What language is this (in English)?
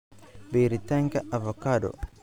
Somali